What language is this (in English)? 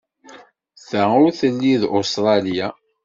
Kabyle